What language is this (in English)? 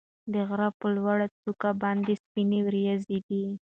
Pashto